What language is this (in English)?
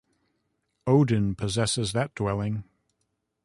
English